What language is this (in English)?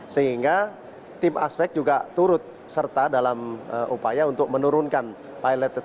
Indonesian